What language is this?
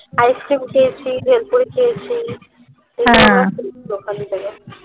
Bangla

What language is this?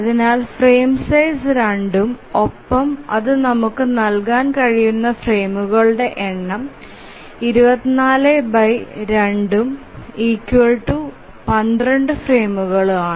Malayalam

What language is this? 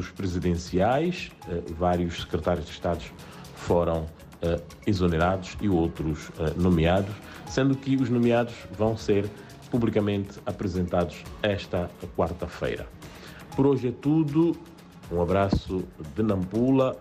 Portuguese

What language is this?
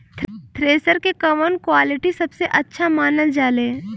Bhojpuri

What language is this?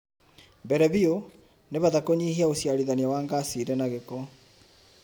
Kikuyu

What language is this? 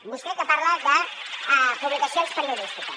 Catalan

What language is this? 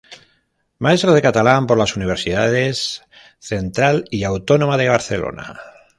Spanish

